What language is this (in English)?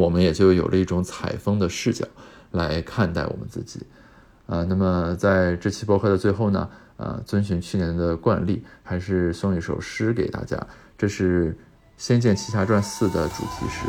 Chinese